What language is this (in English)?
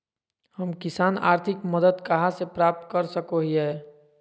Magahi